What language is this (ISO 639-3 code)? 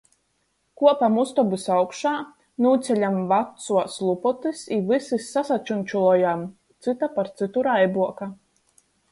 ltg